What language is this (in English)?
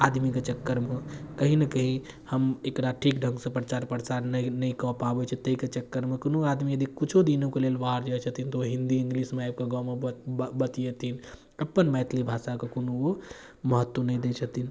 Maithili